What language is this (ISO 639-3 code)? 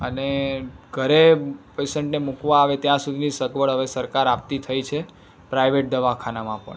guj